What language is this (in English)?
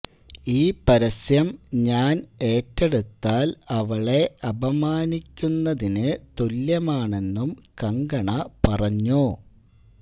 Malayalam